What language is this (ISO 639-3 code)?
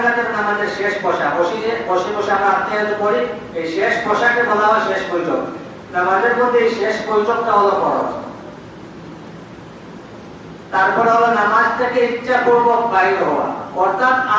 ben